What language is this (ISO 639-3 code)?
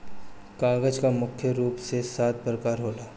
bho